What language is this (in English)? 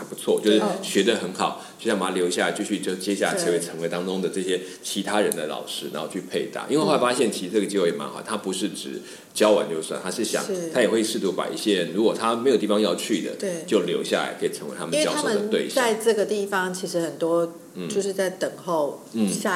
Chinese